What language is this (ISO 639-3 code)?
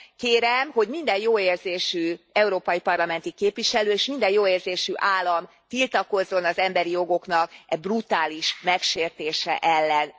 hun